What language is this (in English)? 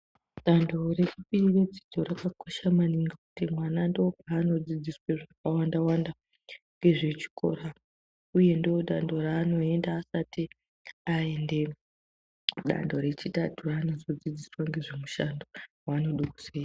Ndau